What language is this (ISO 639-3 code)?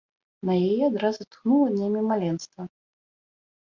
bel